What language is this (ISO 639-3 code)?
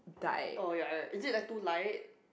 eng